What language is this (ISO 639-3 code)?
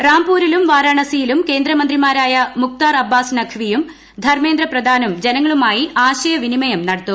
mal